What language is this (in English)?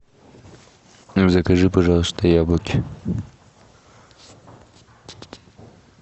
Russian